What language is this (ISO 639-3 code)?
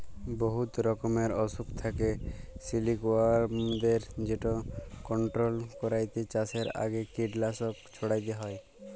ben